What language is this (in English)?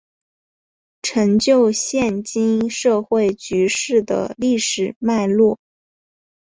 Chinese